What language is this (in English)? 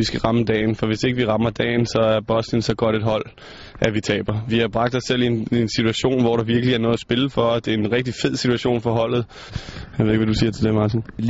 Danish